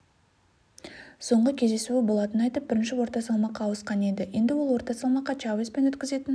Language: Kazakh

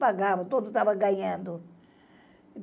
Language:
Portuguese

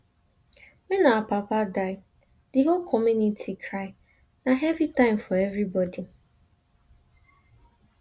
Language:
Nigerian Pidgin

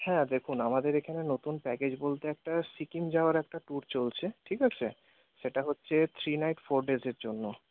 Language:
Bangla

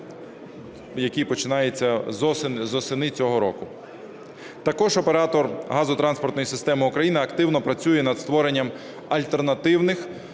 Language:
Ukrainian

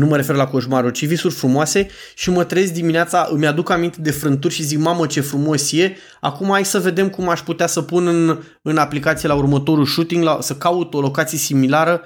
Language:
Romanian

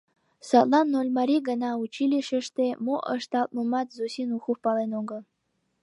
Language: Mari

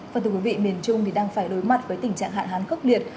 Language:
Vietnamese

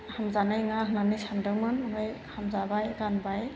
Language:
Bodo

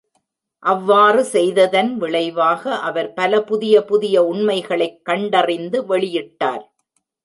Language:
Tamil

